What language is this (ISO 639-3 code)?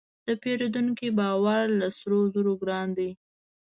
pus